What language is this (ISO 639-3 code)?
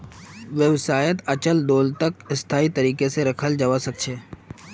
mag